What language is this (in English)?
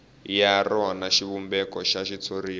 Tsonga